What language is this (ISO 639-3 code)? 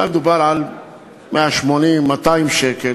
heb